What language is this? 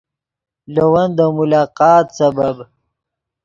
Yidgha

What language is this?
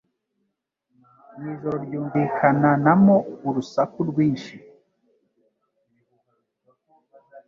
Kinyarwanda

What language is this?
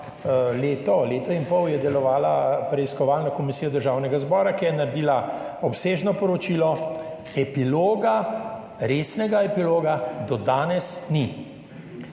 Slovenian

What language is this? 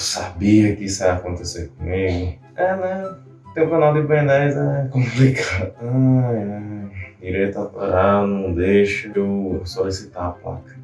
Portuguese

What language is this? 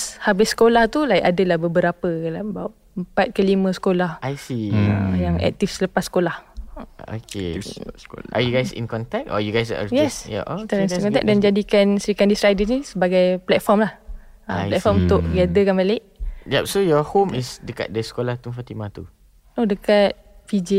Malay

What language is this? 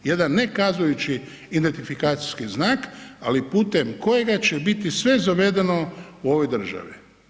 Croatian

